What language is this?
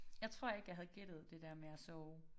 Danish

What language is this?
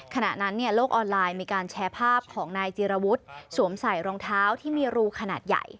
Thai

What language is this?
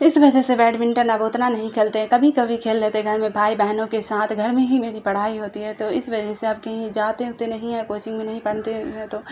Urdu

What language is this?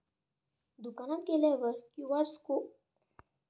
Marathi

